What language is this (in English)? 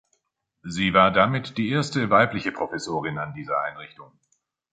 German